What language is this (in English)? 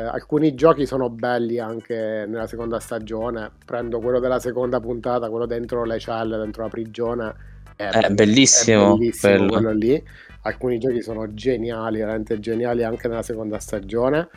Italian